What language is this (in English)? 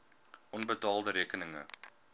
Afrikaans